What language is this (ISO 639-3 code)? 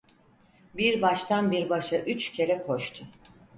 tur